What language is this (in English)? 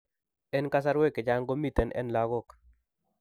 Kalenjin